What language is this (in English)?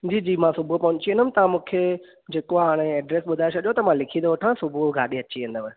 Sindhi